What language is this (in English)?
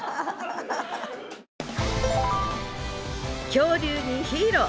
Japanese